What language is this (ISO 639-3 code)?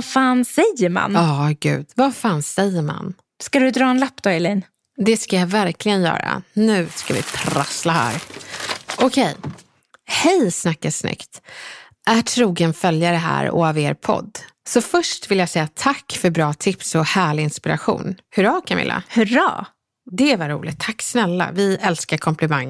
swe